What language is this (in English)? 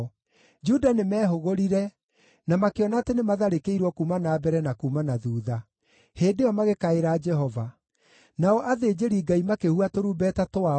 Kikuyu